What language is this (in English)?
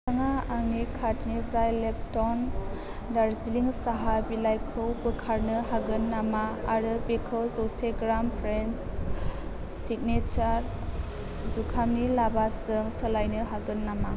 Bodo